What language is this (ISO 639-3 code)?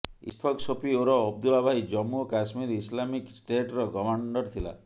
ori